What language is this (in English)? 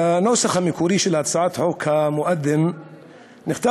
Hebrew